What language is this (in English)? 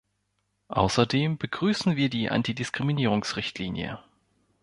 German